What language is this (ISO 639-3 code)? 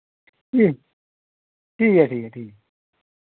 doi